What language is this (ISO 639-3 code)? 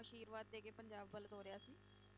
pan